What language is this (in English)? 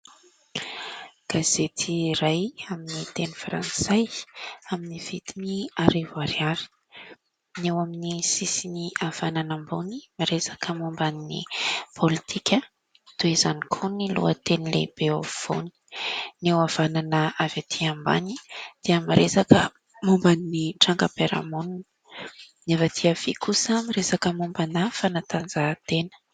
Malagasy